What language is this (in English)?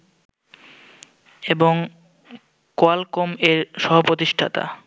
Bangla